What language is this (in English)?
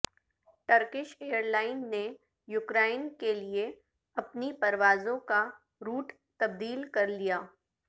Urdu